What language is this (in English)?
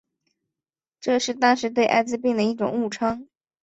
Chinese